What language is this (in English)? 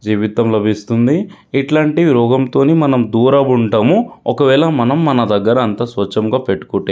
Telugu